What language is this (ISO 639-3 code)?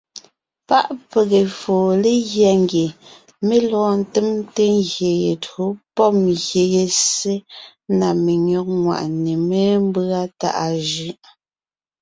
nnh